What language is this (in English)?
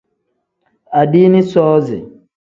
Tem